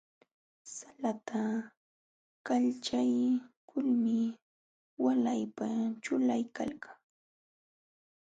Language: Jauja Wanca Quechua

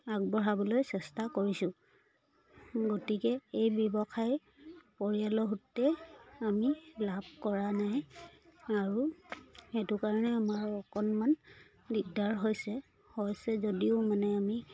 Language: Assamese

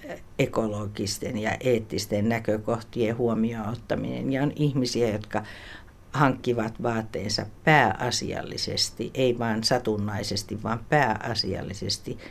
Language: Finnish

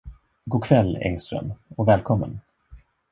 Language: Swedish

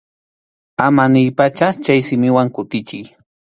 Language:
Arequipa-La Unión Quechua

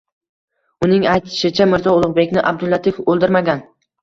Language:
Uzbek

